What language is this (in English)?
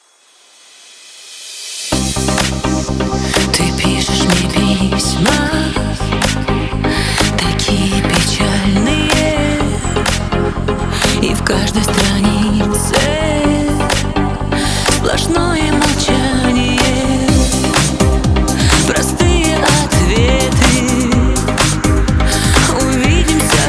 Ukrainian